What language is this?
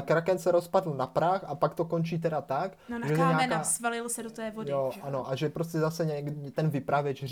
Czech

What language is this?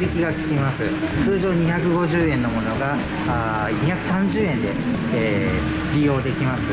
Japanese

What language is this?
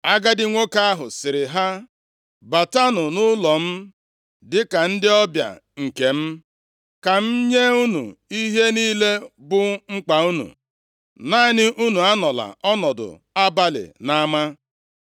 Igbo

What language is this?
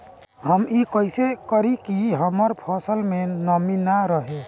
Bhojpuri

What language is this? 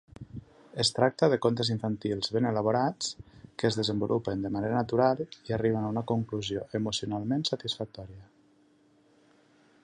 Catalan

